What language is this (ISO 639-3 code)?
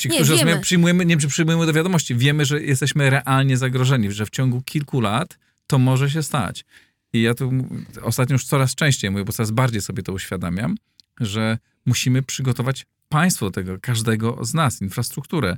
pol